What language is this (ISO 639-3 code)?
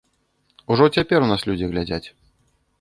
bel